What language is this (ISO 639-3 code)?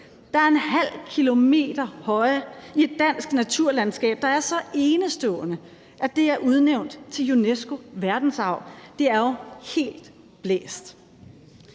dan